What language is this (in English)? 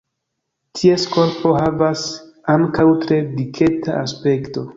Esperanto